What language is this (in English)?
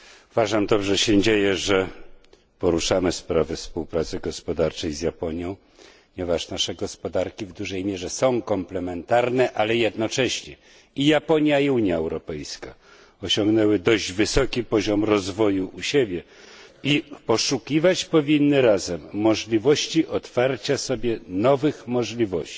Polish